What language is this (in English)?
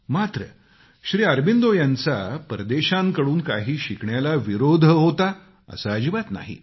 Marathi